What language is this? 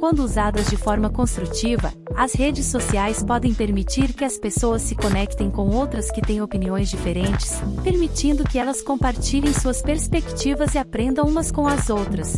Portuguese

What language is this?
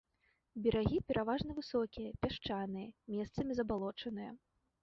Belarusian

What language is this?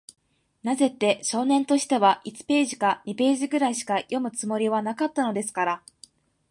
Japanese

